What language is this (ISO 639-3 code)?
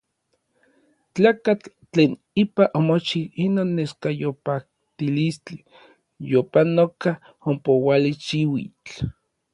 nlv